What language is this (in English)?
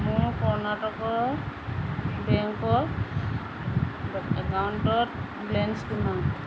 Assamese